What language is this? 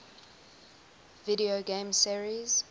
English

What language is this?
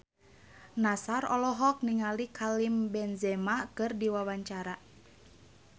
Sundanese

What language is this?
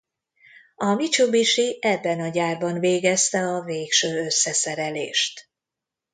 Hungarian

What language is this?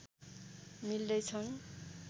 Nepali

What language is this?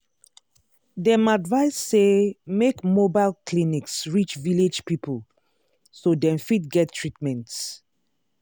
Nigerian Pidgin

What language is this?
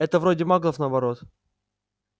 Russian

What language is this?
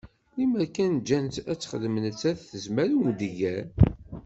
Kabyle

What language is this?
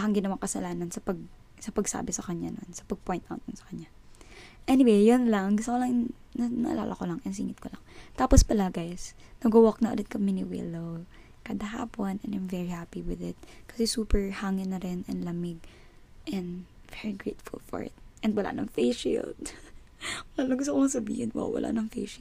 Filipino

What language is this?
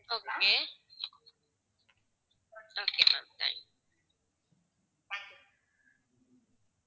Tamil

